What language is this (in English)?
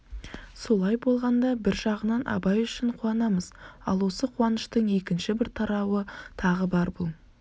Kazakh